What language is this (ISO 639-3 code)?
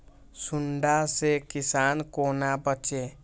mai